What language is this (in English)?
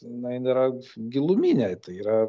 Lithuanian